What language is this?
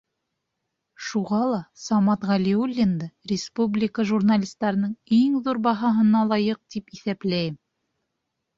Bashkir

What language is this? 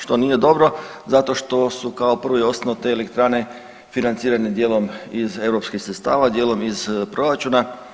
Croatian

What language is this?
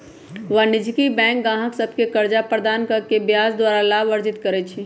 Magahi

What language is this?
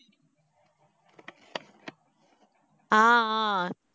Tamil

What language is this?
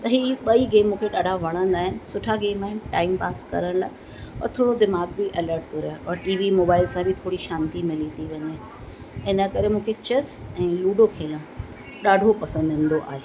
Sindhi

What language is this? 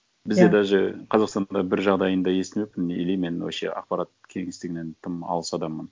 Kazakh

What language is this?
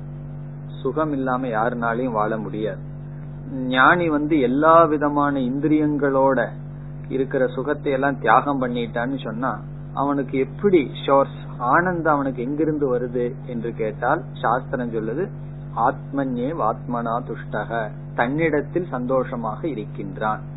Tamil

